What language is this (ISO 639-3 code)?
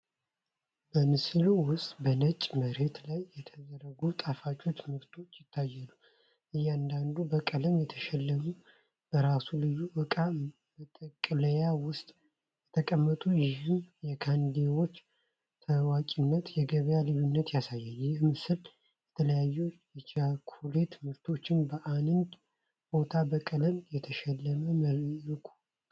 amh